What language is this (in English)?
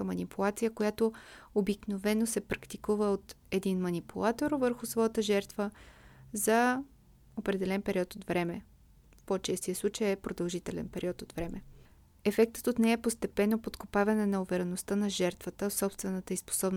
Bulgarian